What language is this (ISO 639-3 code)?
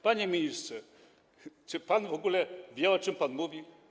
pol